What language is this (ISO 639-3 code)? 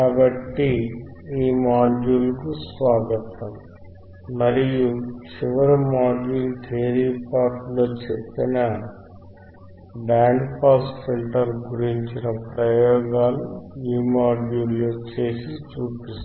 tel